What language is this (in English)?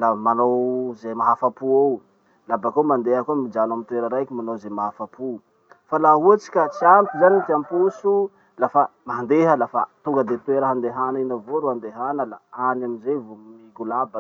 Masikoro Malagasy